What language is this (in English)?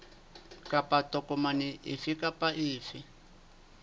Southern Sotho